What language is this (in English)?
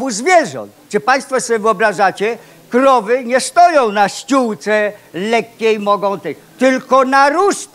Polish